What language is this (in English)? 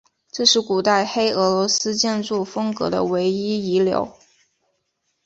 Chinese